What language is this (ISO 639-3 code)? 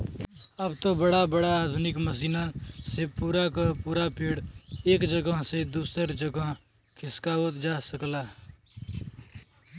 bho